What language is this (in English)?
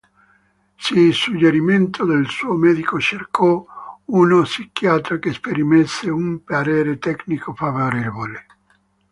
Italian